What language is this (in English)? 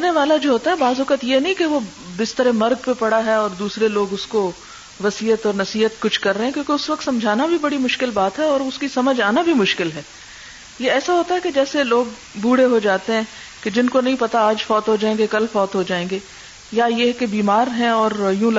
Urdu